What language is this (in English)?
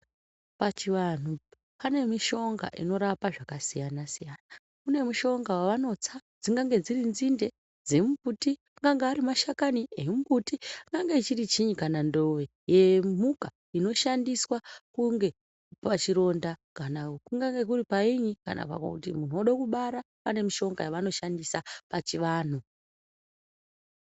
Ndau